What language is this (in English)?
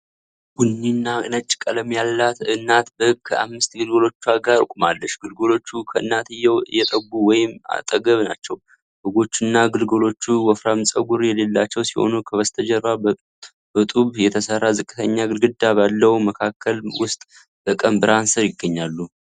Amharic